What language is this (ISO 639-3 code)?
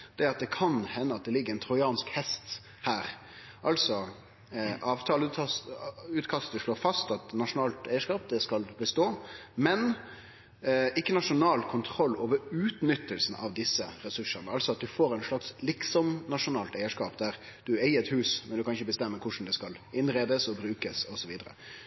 nno